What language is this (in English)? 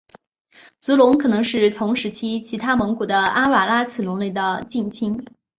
Chinese